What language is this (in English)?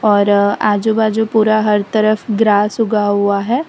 Hindi